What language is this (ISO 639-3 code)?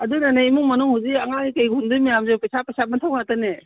mni